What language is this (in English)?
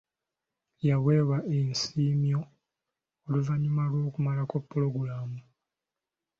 Ganda